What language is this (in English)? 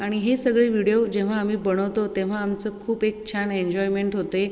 Marathi